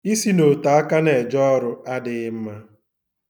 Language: Igbo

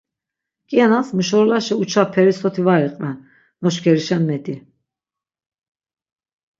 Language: Laz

